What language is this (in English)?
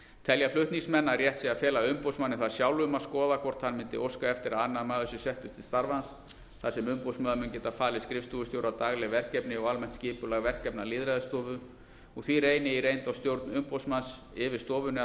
Icelandic